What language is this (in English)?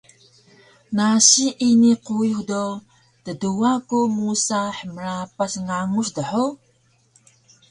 Taroko